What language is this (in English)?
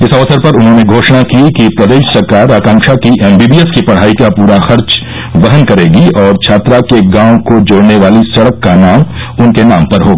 Hindi